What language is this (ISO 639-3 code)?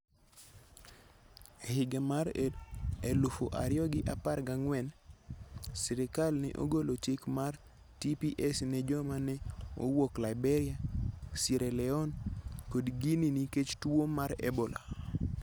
luo